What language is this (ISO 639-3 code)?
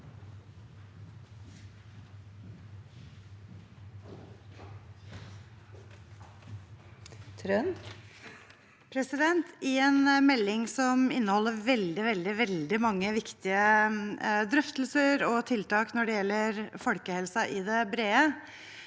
nor